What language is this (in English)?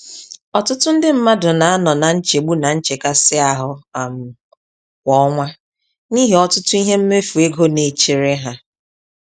Igbo